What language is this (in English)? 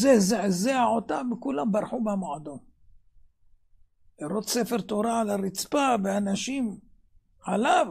Hebrew